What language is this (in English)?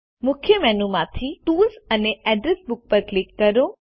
Gujarati